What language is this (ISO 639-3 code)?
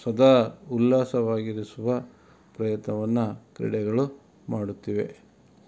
kan